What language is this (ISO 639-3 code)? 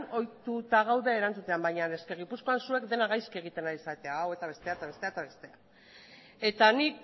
eus